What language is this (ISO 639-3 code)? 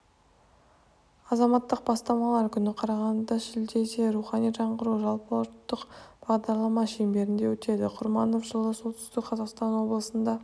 kaz